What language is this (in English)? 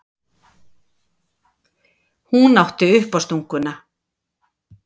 Icelandic